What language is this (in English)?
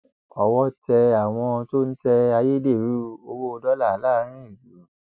Yoruba